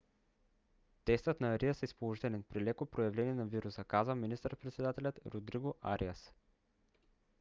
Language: Bulgarian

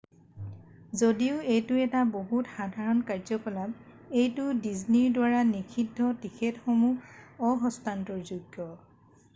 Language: Assamese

